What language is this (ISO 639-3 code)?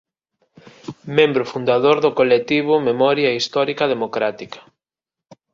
glg